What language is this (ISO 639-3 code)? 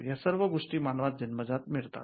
mar